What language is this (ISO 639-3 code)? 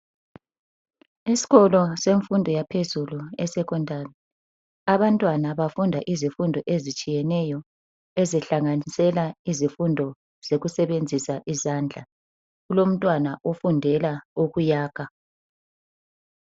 nde